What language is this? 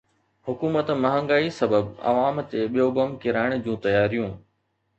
Sindhi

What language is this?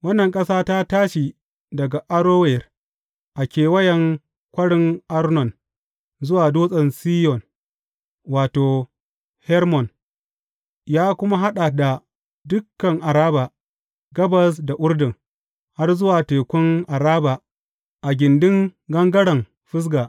Hausa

